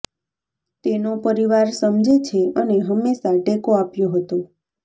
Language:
Gujarati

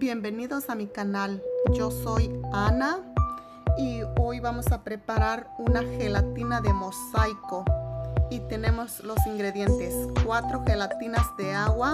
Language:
Spanish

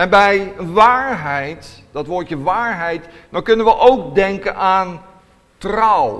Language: Dutch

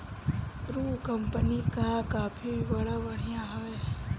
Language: Bhojpuri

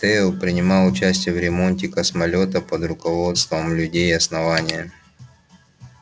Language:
Russian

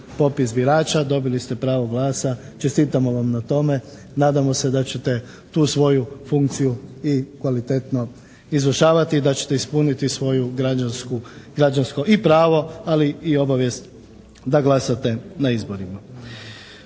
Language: Croatian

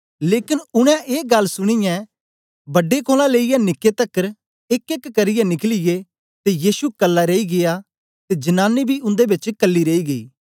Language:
Dogri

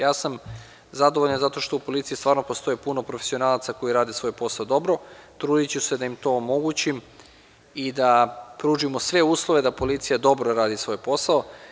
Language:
Serbian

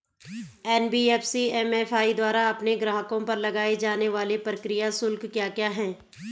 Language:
Hindi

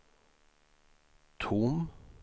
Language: Swedish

